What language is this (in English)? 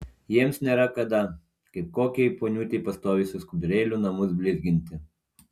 Lithuanian